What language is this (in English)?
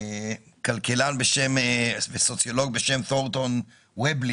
Hebrew